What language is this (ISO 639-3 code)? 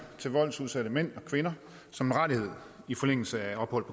dan